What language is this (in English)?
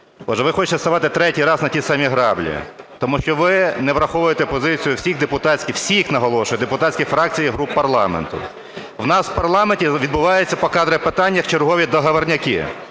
Ukrainian